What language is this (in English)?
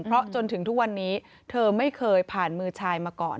Thai